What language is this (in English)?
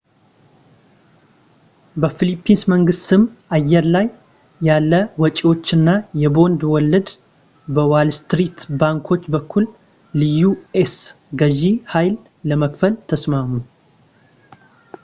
Amharic